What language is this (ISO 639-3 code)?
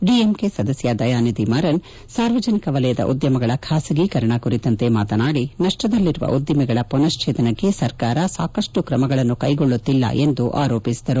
kan